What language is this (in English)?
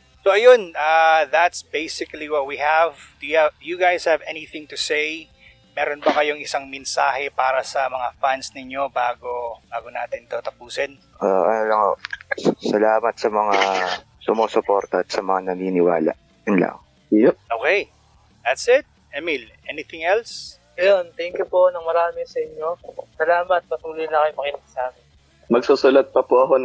Filipino